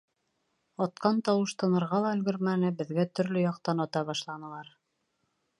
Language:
Bashkir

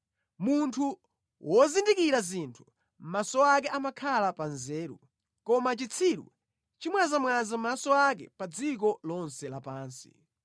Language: Nyanja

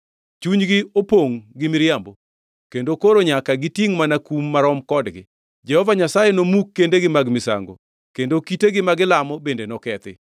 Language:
Luo (Kenya and Tanzania)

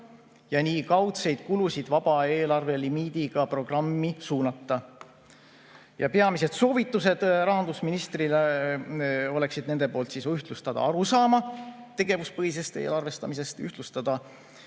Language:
Estonian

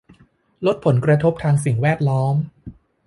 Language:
Thai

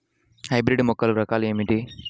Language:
Telugu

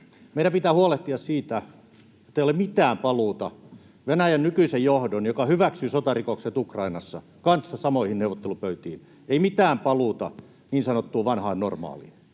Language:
Finnish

